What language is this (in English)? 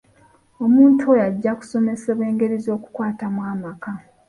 Ganda